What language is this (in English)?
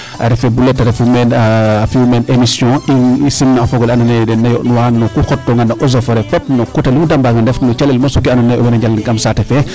Serer